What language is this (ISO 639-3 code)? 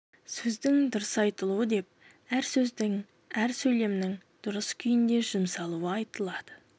kaz